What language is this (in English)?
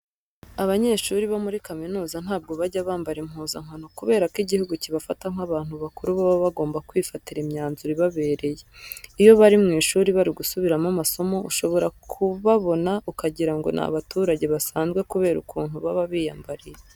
Kinyarwanda